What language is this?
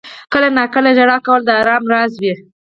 Pashto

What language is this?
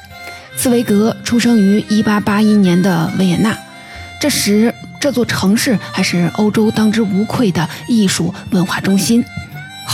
Chinese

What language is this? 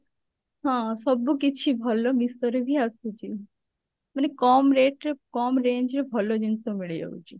Odia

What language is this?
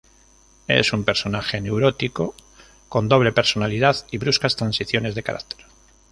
Spanish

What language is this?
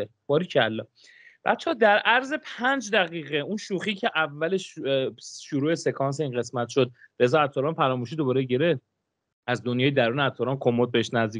Persian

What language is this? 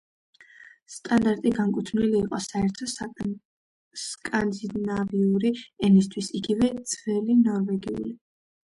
Georgian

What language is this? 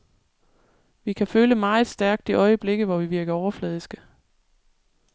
Danish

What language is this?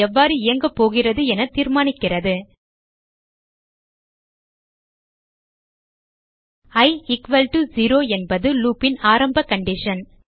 Tamil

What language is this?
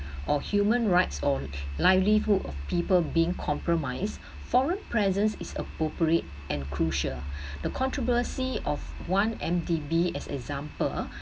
English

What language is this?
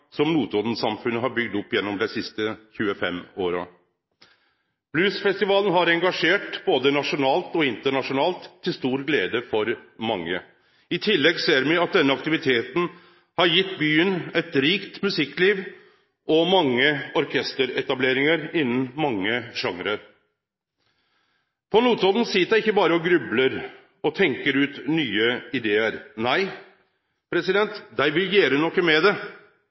Norwegian Nynorsk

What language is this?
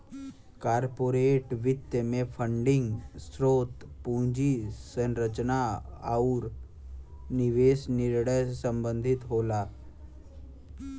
Bhojpuri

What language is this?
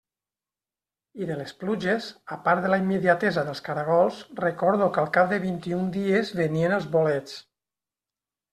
Catalan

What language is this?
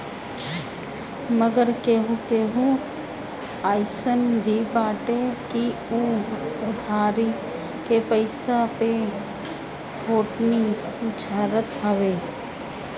Bhojpuri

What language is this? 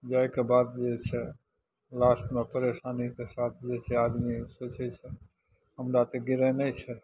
Maithili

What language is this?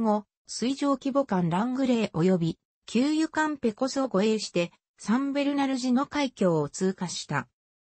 Japanese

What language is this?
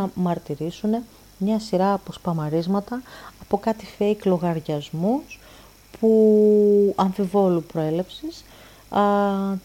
Greek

